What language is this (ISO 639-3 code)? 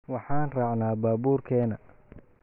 som